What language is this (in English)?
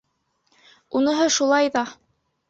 Bashkir